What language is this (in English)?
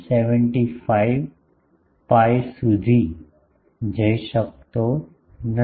Gujarati